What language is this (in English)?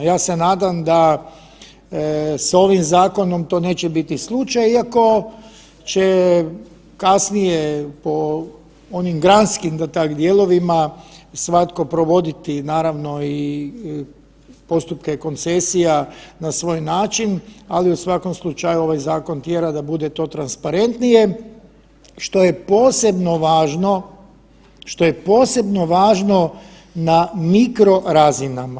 Croatian